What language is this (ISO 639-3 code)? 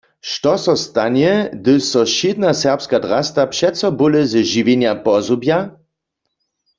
hsb